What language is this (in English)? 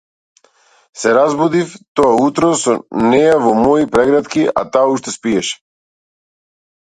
Macedonian